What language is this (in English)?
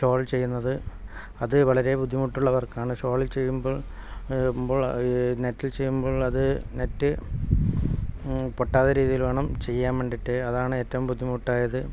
Malayalam